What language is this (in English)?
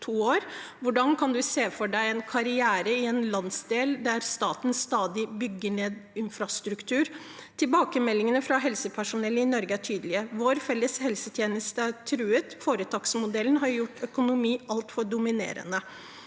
Norwegian